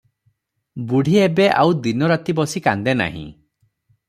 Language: Odia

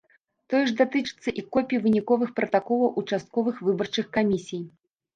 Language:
Belarusian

